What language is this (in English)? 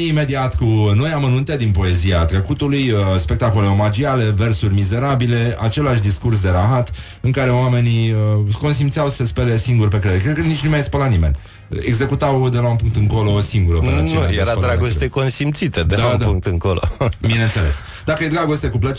Romanian